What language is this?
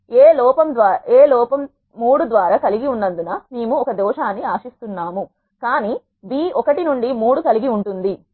Telugu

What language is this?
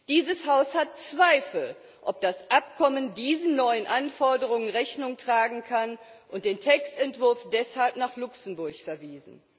German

